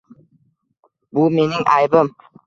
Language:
Uzbek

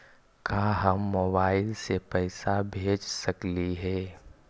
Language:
Magahi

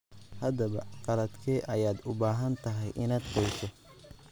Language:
Somali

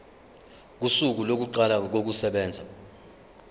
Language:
Zulu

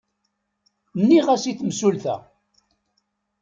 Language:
Kabyle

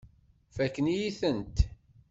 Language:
Kabyle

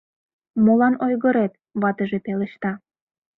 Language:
Mari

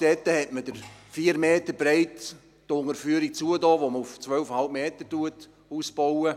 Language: Swiss German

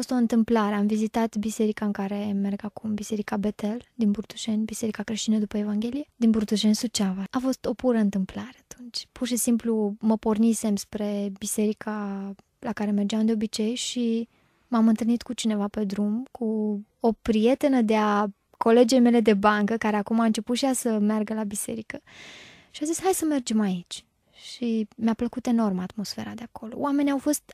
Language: Romanian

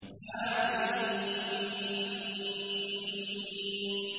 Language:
Arabic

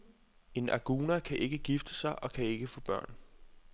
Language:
Danish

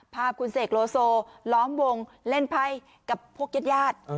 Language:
Thai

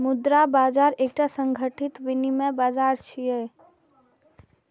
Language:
Maithili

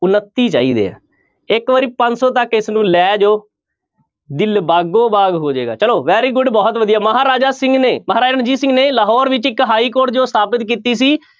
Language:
Punjabi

